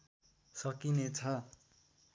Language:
Nepali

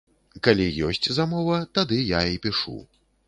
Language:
Belarusian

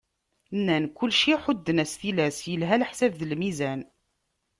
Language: Kabyle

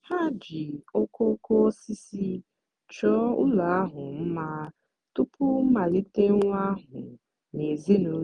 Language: Igbo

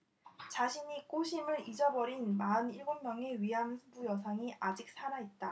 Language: Korean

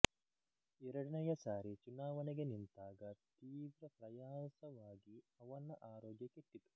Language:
Kannada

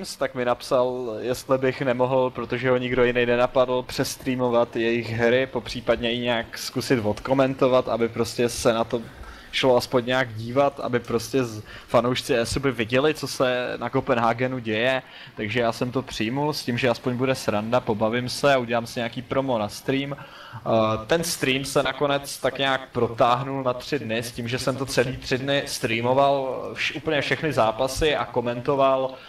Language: Czech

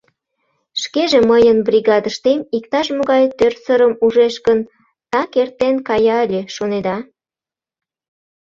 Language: Mari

